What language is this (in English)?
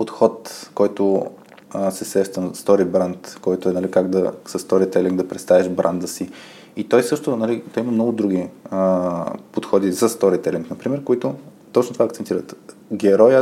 Bulgarian